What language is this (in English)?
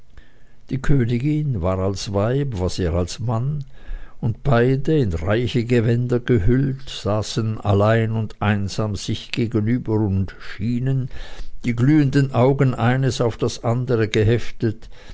German